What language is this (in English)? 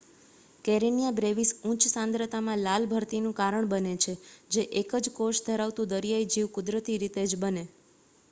Gujarati